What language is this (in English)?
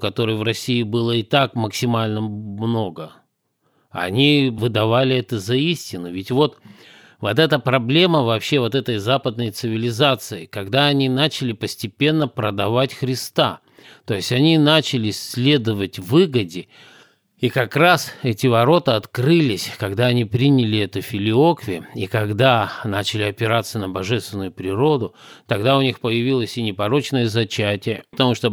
Russian